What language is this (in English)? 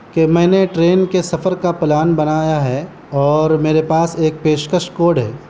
Urdu